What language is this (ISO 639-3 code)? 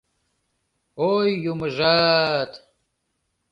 chm